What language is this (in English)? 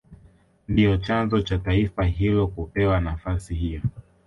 Swahili